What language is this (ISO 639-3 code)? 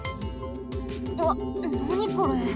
jpn